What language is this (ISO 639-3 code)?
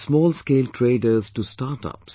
eng